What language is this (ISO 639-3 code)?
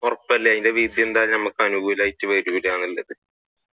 mal